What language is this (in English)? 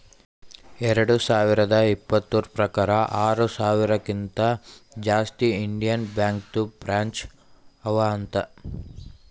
Kannada